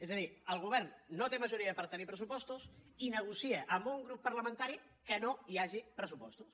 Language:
Catalan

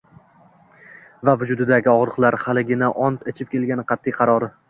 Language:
Uzbek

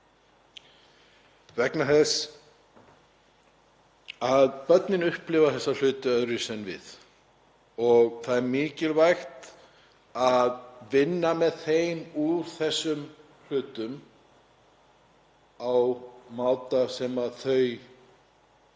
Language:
Icelandic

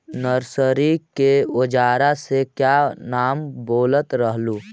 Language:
Magahi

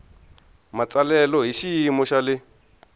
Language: Tsonga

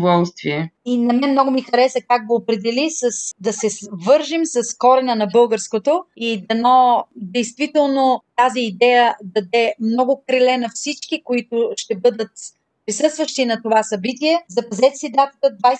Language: Bulgarian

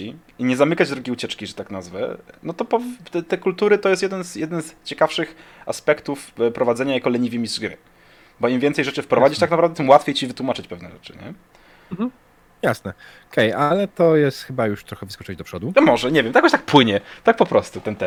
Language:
Polish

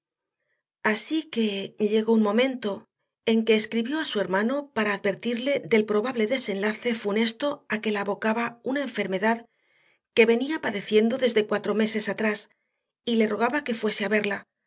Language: Spanish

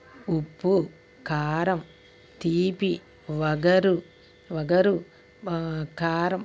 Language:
Telugu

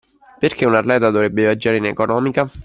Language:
Italian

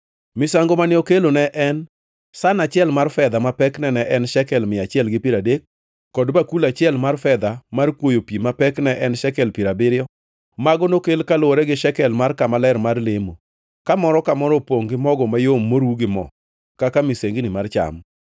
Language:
Luo (Kenya and Tanzania)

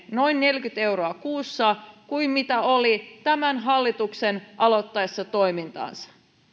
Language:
Finnish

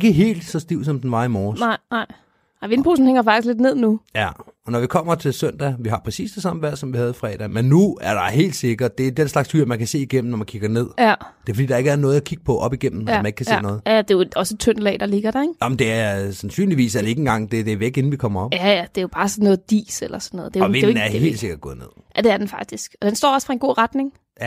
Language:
Danish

